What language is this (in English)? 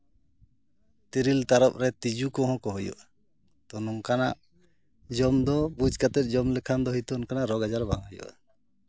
Santali